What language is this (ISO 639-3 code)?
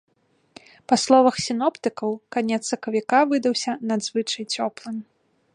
bel